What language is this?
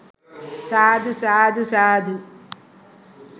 Sinhala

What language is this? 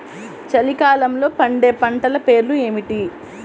Telugu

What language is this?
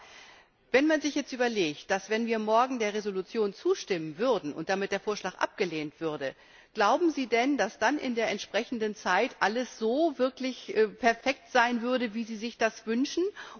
German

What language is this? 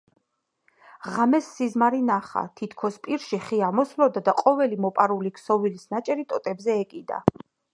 Georgian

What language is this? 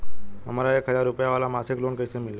Bhojpuri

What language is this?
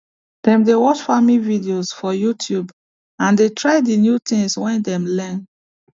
Nigerian Pidgin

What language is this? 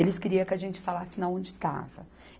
Portuguese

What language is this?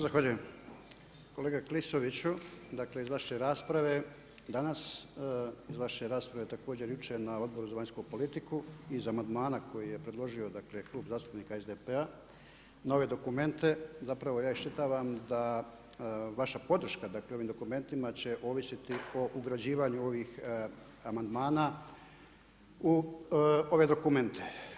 Croatian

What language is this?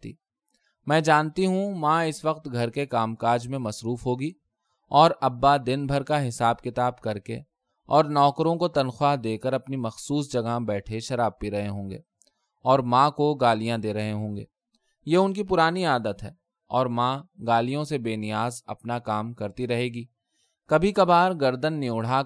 Urdu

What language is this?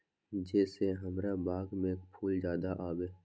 Magahi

